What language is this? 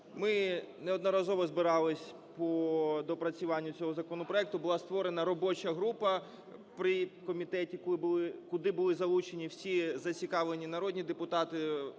Ukrainian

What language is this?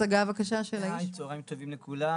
Hebrew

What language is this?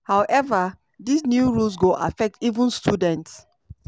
Nigerian Pidgin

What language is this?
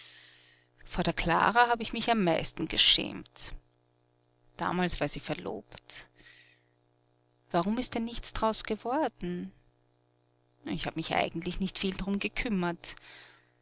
German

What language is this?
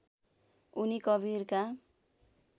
Nepali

